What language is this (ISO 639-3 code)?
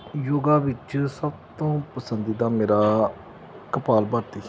pan